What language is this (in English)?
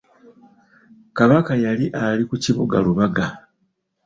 Ganda